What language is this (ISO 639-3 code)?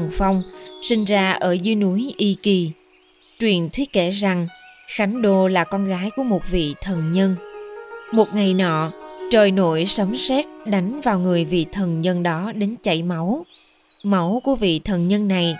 vie